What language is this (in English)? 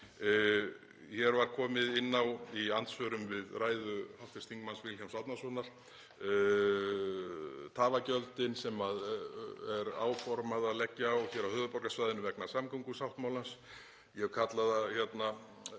Icelandic